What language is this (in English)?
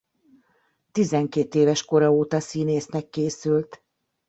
Hungarian